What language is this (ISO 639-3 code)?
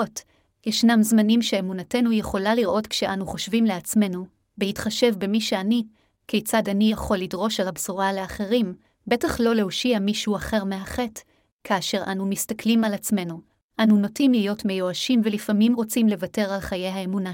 heb